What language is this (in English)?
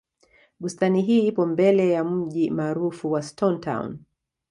Swahili